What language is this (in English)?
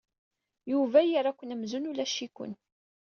Kabyle